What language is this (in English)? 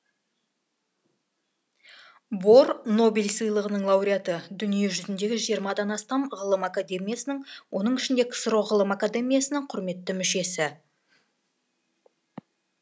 Kazakh